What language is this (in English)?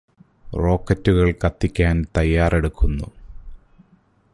Malayalam